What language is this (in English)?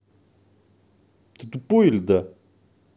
Russian